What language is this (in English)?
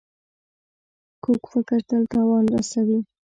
Pashto